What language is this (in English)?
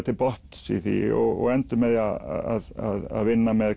Icelandic